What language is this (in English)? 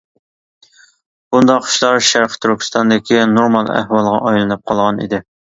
Uyghur